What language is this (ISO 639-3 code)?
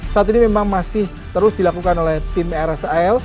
ind